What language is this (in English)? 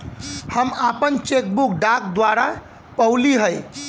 Bhojpuri